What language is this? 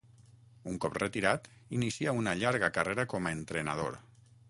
Catalan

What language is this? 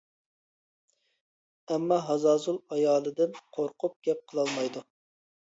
Uyghur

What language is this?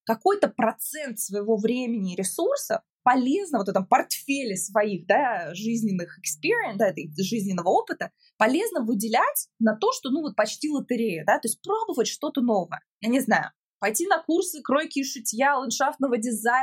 Russian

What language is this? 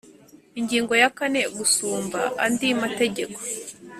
Kinyarwanda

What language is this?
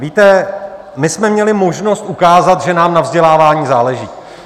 Czech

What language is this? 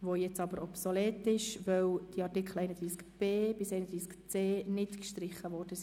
Swiss German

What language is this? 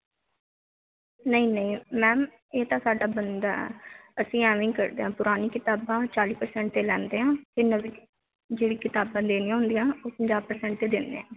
Punjabi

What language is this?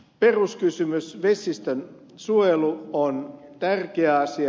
Finnish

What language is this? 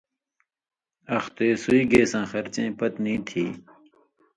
Indus Kohistani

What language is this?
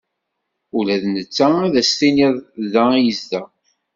Kabyle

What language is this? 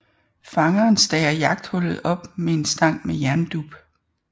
Danish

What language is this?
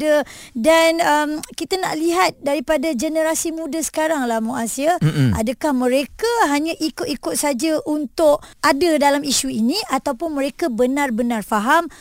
Malay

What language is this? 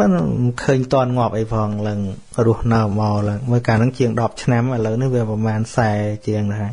Vietnamese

